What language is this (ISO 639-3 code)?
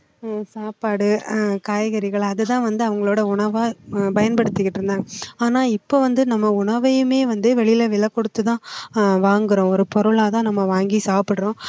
tam